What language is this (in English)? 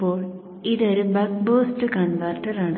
Malayalam